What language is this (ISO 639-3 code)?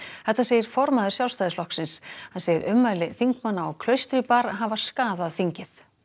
isl